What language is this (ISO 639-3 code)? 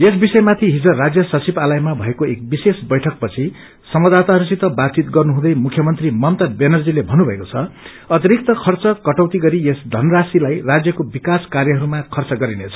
nep